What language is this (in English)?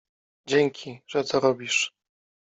Polish